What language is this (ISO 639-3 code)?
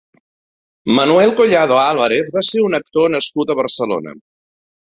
cat